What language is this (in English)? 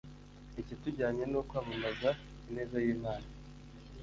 Kinyarwanda